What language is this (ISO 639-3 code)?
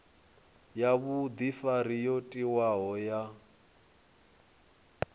ven